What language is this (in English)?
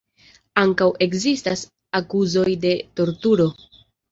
Esperanto